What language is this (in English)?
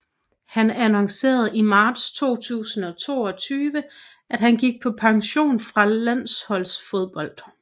Danish